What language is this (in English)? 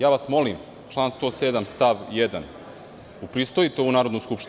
Serbian